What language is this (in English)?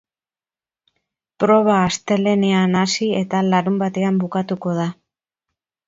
Basque